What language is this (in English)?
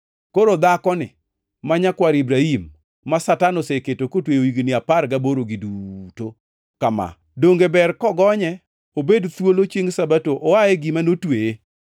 Luo (Kenya and Tanzania)